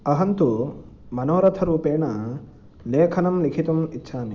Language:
Sanskrit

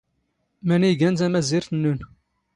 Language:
Standard Moroccan Tamazight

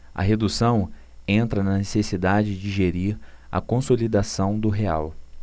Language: Portuguese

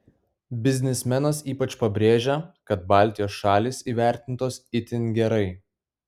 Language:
Lithuanian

